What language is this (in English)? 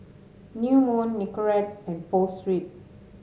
English